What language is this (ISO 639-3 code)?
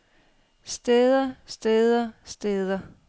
dan